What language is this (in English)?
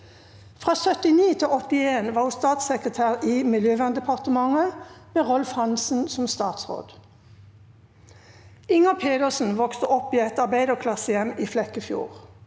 Norwegian